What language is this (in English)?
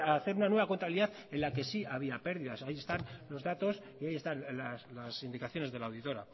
Spanish